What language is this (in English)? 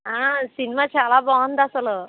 Telugu